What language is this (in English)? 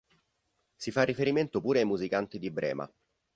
Italian